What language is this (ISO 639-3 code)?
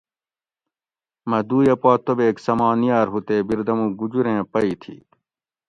gwc